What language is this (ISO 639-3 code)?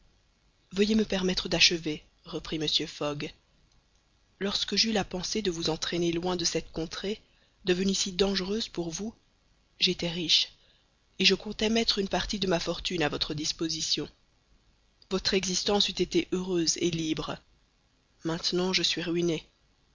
fra